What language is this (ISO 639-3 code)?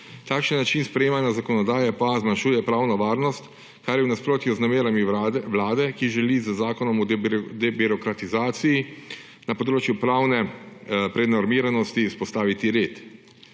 slv